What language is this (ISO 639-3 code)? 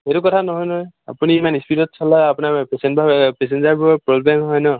asm